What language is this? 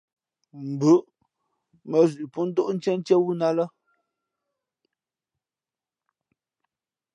Fe'fe'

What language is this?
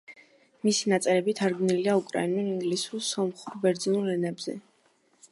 Georgian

